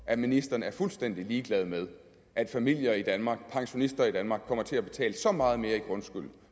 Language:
Danish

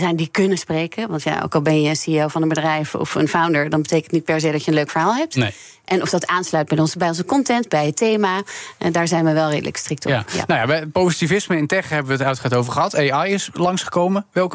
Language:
Dutch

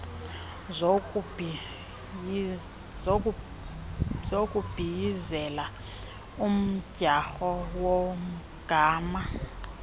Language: Xhosa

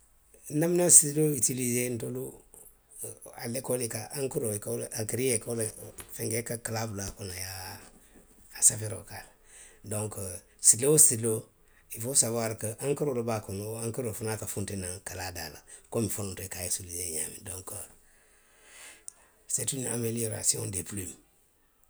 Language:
Western Maninkakan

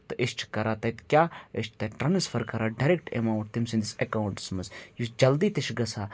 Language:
Kashmiri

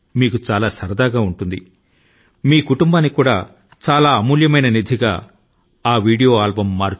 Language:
Telugu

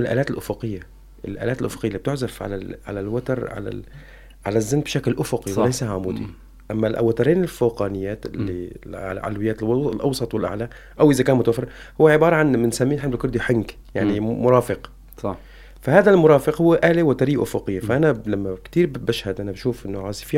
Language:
Arabic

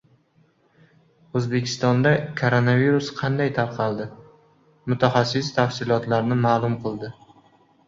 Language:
Uzbek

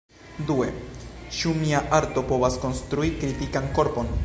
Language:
Esperanto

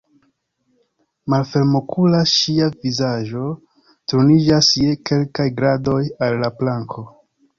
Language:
Esperanto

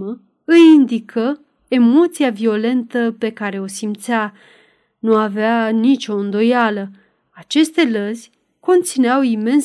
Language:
Romanian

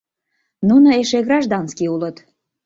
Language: Mari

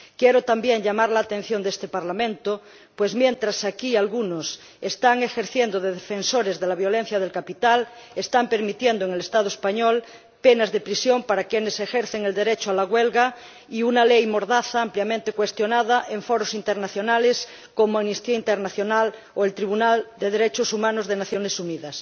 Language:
Spanish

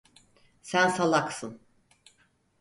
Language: Turkish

